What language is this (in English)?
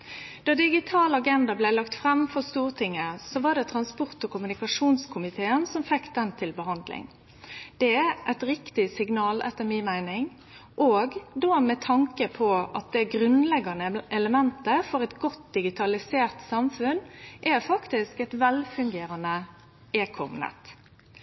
Norwegian Nynorsk